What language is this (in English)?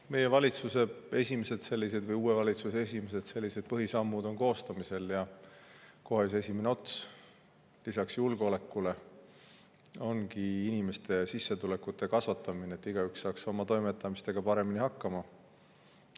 Estonian